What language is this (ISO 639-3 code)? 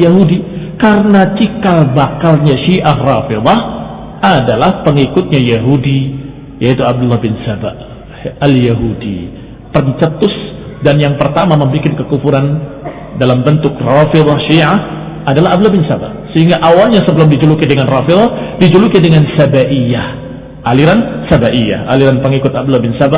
ind